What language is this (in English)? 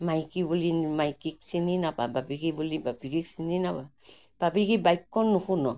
Assamese